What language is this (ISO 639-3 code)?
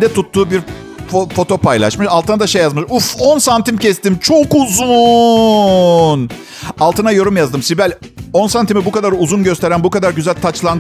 tur